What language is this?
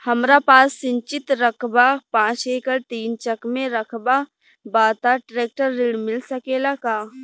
Bhojpuri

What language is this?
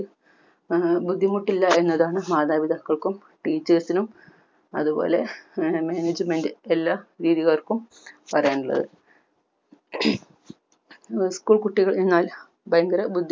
Malayalam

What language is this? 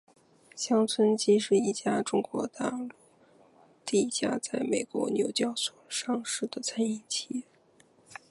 Chinese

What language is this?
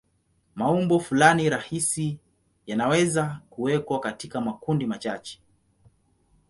Swahili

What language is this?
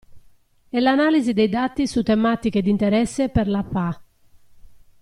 Italian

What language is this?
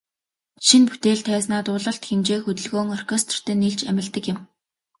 Mongolian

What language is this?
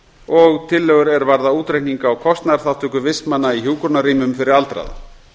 Icelandic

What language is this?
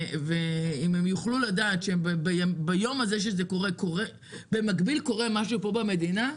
Hebrew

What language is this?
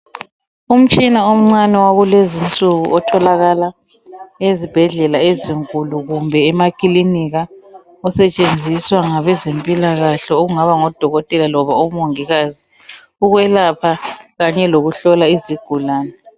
North Ndebele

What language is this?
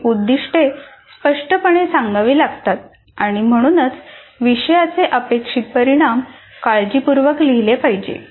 Marathi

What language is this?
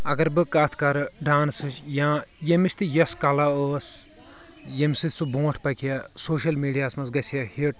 Kashmiri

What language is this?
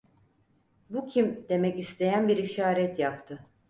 Turkish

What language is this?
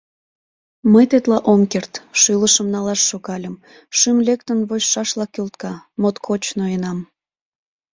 Mari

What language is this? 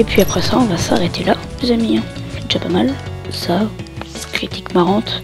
French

